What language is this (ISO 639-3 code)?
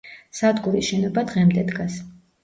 kat